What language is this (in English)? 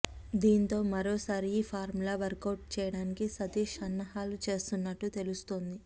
Telugu